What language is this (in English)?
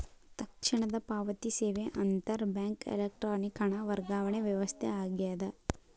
Kannada